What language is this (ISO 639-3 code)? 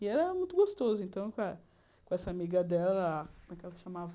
por